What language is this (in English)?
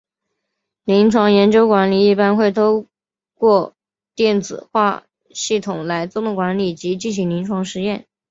Chinese